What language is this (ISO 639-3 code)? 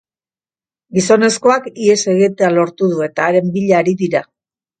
eus